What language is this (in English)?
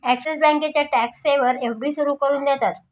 Marathi